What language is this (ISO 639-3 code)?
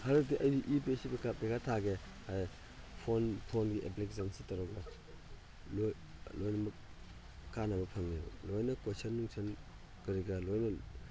mni